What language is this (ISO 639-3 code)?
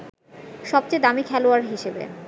ben